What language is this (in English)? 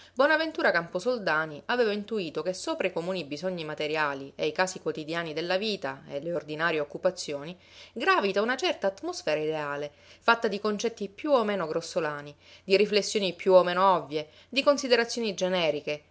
Italian